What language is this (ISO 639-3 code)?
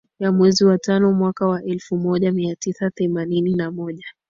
swa